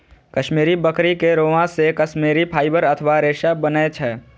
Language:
Maithili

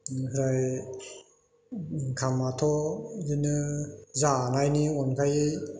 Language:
Bodo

